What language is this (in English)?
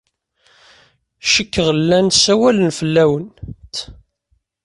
Kabyle